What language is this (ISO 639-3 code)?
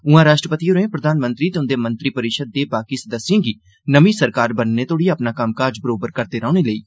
doi